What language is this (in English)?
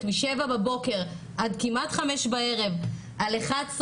Hebrew